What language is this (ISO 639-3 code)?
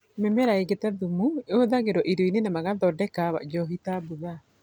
kik